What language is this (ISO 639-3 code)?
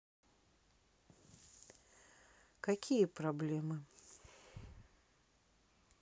rus